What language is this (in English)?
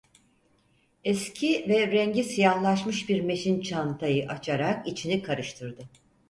Turkish